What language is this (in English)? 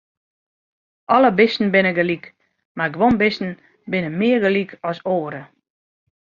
Western Frisian